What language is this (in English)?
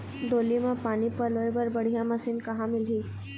Chhattisgarhi